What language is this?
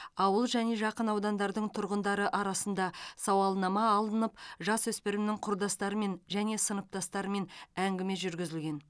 Kazakh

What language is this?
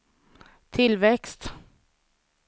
Swedish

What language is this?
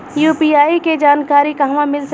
Bhojpuri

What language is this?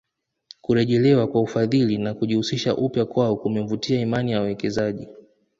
Swahili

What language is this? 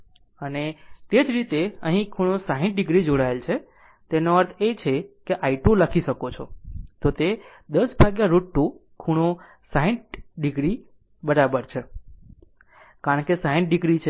Gujarati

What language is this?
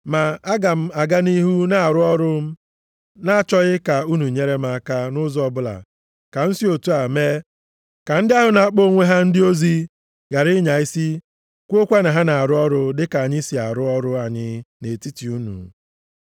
Igbo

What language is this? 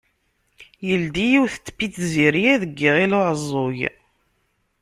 Kabyle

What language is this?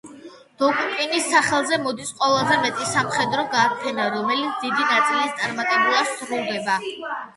Georgian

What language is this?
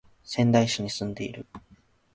Japanese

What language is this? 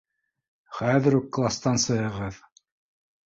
Bashkir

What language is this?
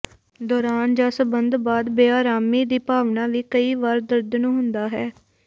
Punjabi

